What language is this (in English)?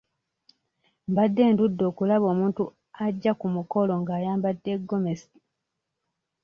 Ganda